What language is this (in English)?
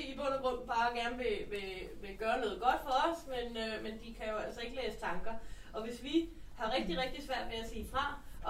Danish